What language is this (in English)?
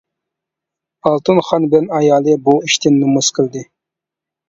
Uyghur